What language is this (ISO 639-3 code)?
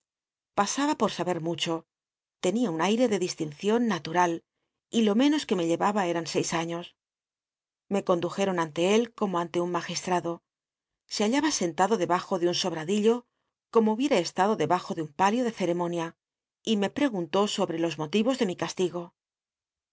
spa